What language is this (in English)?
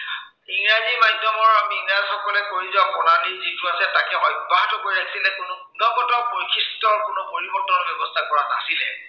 Assamese